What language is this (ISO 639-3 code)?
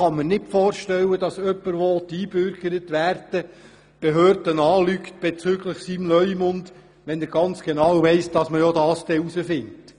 gsw